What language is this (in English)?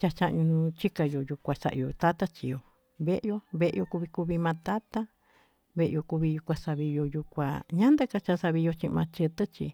Tututepec Mixtec